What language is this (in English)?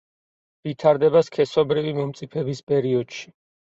Georgian